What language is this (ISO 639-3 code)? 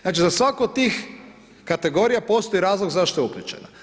hrv